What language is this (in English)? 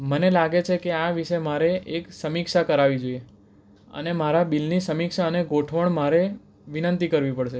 Gujarati